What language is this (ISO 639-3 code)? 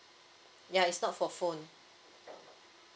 eng